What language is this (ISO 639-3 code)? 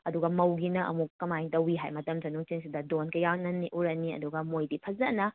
mni